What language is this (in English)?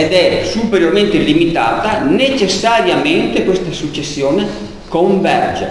Italian